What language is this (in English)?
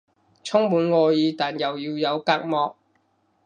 Cantonese